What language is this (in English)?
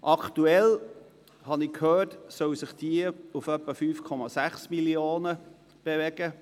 Swiss German